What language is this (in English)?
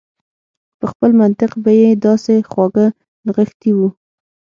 Pashto